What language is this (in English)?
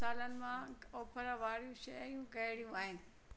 Sindhi